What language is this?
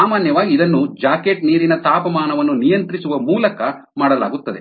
Kannada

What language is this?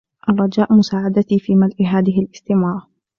Arabic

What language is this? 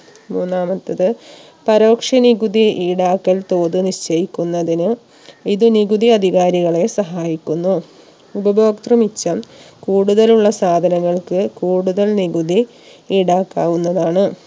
Malayalam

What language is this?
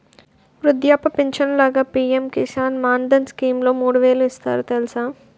Telugu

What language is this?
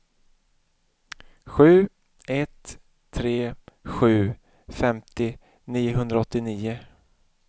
Swedish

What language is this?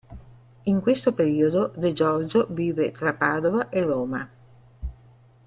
Italian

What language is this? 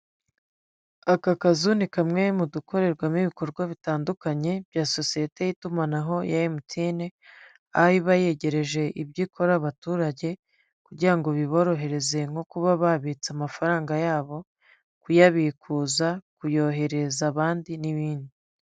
Kinyarwanda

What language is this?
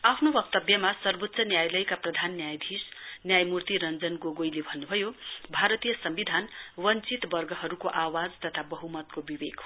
Nepali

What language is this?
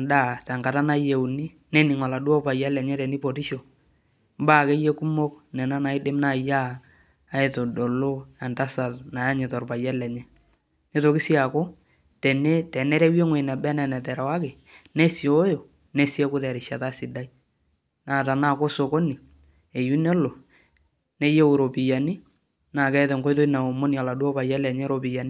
Masai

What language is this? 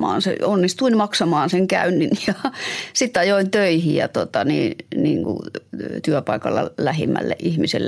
Finnish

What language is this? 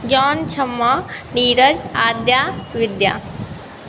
Maithili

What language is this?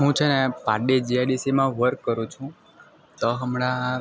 Gujarati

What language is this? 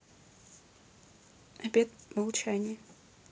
Russian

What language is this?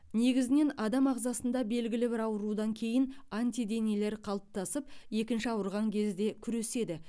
Kazakh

